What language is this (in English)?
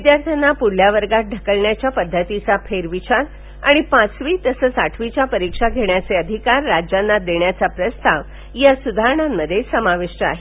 Marathi